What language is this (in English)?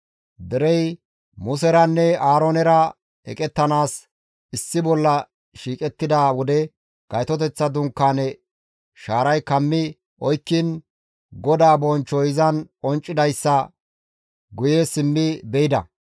Gamo